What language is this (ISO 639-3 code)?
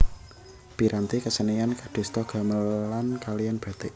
jav